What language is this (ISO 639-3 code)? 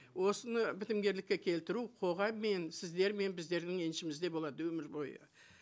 kaz